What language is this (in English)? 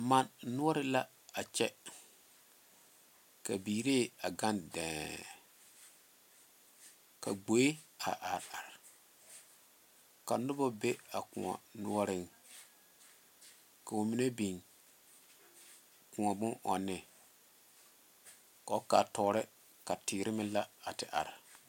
Southern Dagaare